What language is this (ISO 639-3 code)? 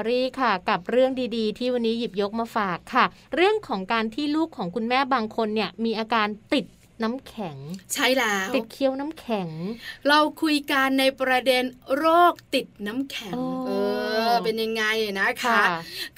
tha